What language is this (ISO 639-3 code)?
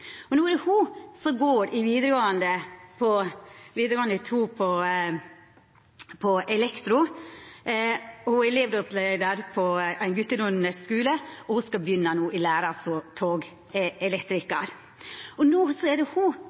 nno